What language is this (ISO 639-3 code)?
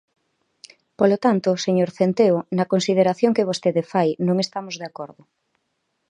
glg